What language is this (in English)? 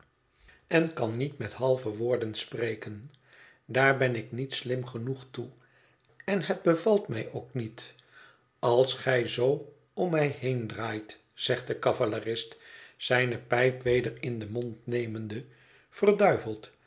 Dutch